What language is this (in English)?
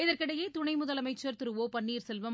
Tamil